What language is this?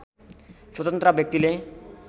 Nepali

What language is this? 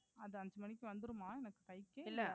Tamil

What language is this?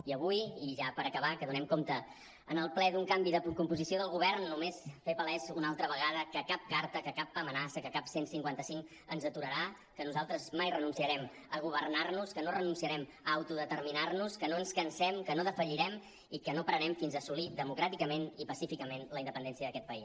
Catalan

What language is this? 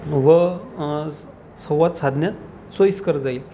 Marathi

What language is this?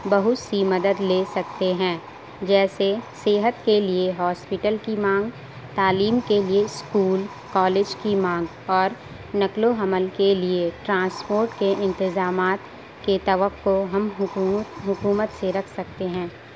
Urdu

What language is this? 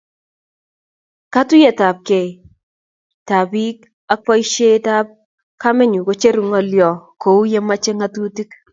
Kalenjin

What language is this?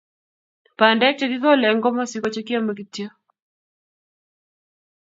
Kalenjin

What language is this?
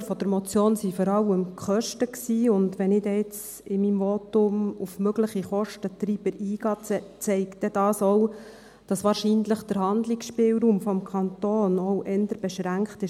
Swiss German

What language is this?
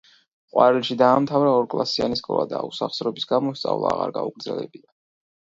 Georgian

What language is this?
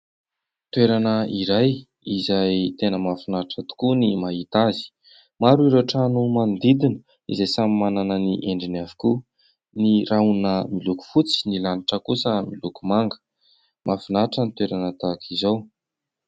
Malagasy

